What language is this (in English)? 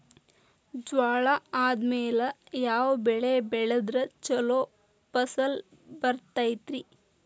Kannada